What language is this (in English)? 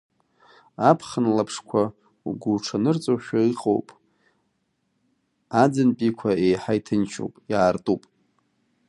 Abkhazian